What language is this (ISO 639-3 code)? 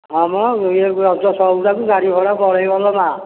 ori